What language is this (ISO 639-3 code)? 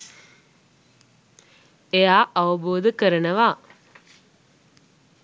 sin